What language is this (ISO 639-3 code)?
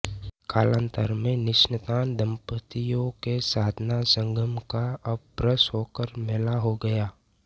hin